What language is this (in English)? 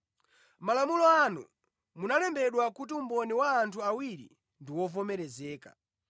Nyanja